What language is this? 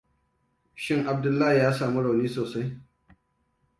Hausa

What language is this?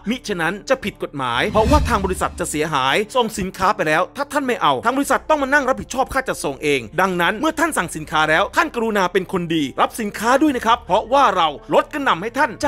Thai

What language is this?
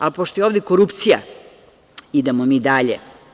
Serbian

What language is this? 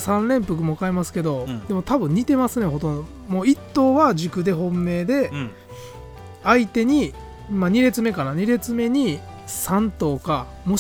Japanese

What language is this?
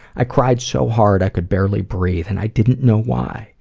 English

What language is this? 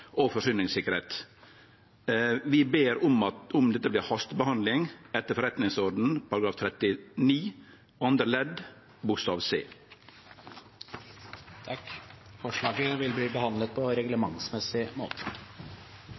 Norwegian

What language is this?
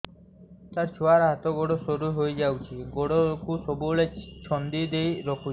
Odia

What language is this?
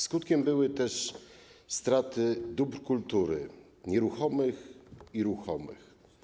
Polish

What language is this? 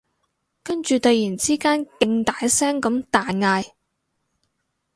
Cantonese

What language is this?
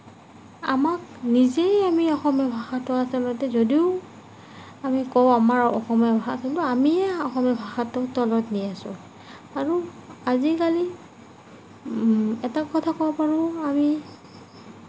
Assamese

